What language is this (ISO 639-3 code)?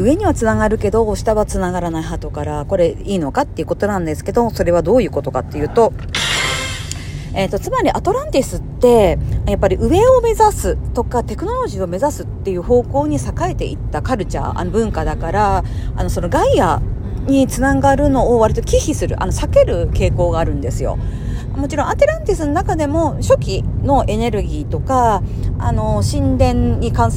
jpn